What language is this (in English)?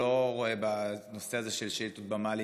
Hebrew